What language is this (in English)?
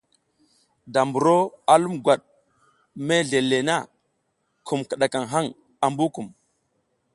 South Giziga